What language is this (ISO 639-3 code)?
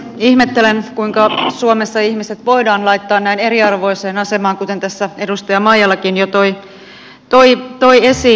fin